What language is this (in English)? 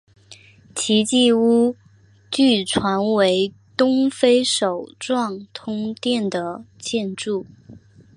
Chinese